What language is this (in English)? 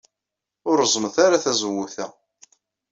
Kabyle